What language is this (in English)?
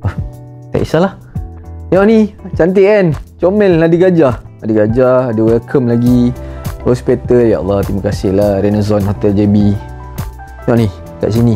Malay